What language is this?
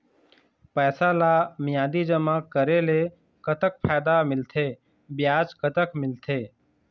Chhattisgarhi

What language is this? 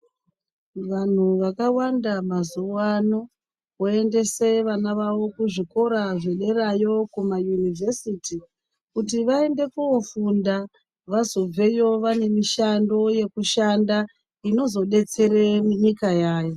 Ndau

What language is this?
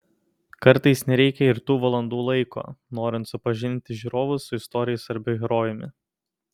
Lithuanian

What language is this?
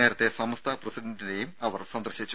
Malayalam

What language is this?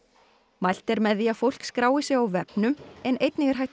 Icelandic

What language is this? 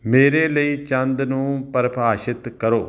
Punjabi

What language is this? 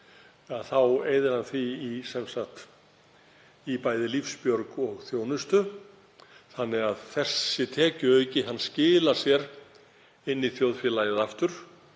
Icelandic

